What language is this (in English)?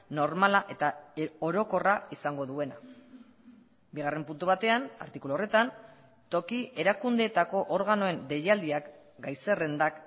Basque